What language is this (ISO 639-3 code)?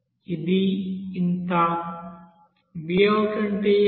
tel